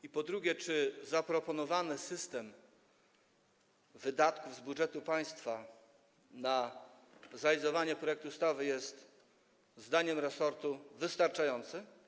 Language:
Polish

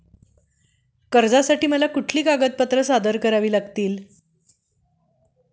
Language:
Marathi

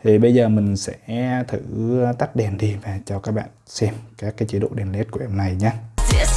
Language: Vietnamese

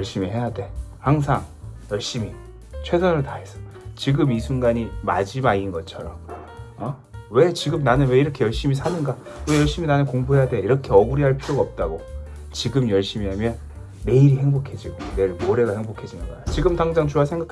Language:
Korean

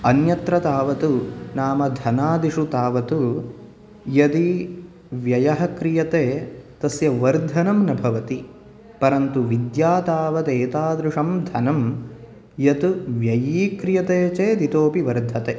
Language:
Sanskrit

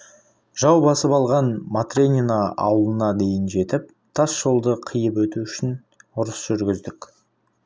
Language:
Kazakh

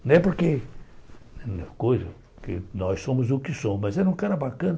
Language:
Portuguese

